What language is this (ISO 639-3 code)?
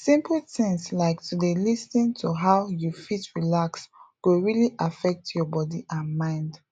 pcm